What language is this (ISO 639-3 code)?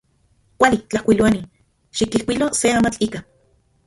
ncx